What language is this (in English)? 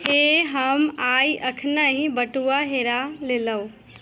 Maithili